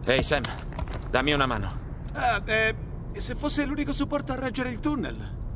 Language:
Italian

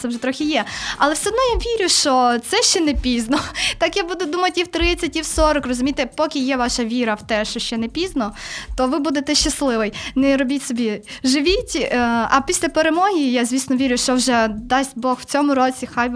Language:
Ukrainian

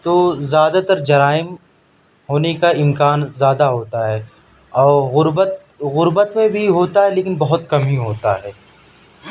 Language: Urdu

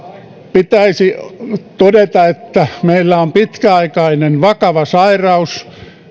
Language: Finnish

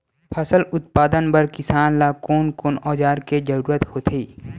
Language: Chhattisgarhi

